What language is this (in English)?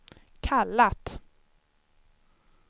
Swedish